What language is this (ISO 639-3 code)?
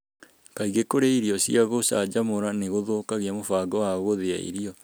kik